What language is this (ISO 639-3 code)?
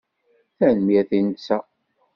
kab